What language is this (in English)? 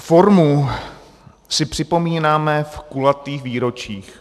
Czech